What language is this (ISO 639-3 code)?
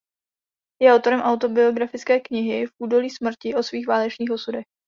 ces